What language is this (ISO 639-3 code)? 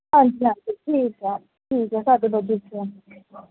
pan